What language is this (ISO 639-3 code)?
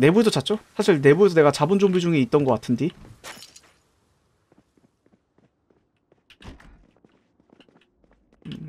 kor